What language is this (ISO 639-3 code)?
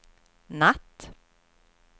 swe